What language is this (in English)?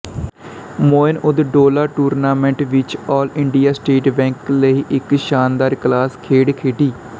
Punjabi